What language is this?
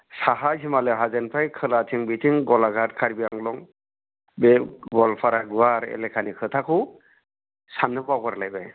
Bodo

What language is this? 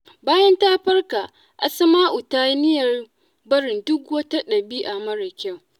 Hausa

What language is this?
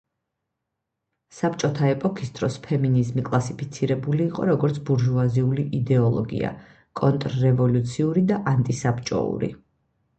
Georgian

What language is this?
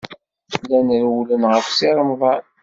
Kabyle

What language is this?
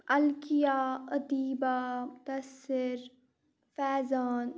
Kashmiri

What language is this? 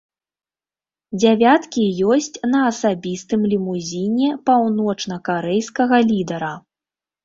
Belarusian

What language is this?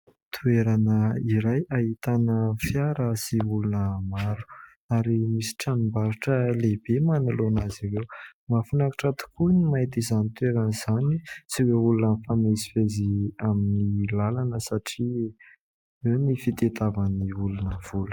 Malagasy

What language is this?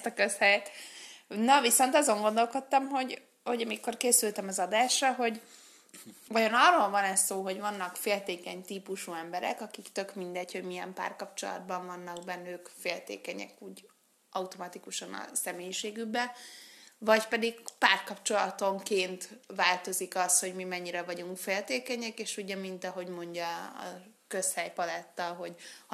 Hungarian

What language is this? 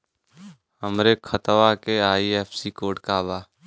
Bhojpuri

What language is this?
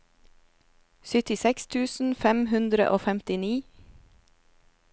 Norwegian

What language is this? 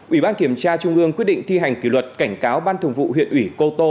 Vietnamese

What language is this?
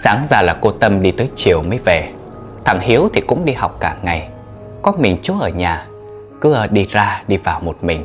Vietnamese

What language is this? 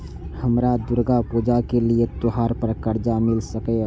Maithili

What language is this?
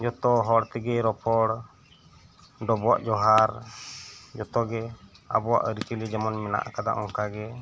Santali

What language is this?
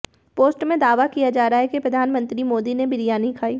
Hindi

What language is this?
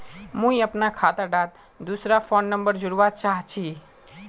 Magahi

